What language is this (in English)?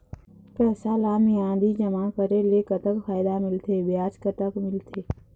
Chhattisgarhi